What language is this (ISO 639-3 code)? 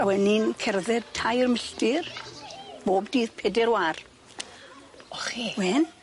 cym